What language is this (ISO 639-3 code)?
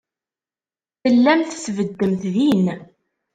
kab